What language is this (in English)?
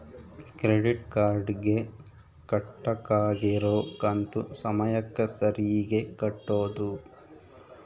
Kannada